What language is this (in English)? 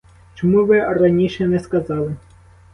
Ukrainian